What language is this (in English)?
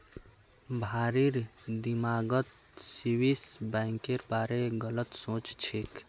Magahi